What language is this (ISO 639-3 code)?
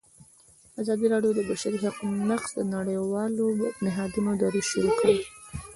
pus